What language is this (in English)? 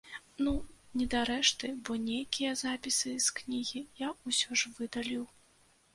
Belarusian